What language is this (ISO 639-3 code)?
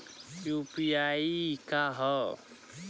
bho